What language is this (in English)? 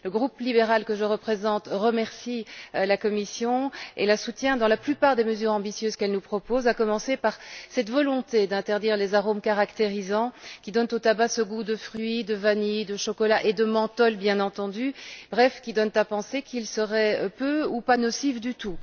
French